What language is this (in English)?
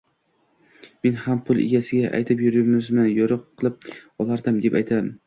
Uzbek